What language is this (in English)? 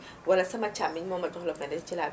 Wolof